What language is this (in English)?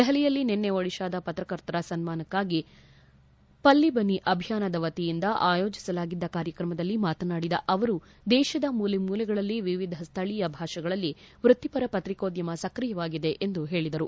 Kannada